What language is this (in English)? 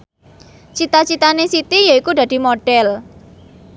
Javanese